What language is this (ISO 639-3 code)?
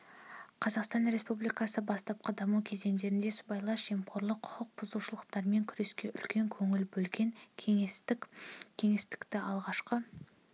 kaz